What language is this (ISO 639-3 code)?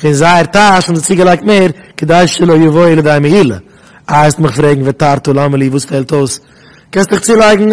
nld